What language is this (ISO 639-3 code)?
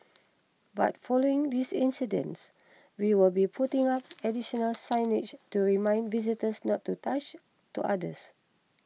eng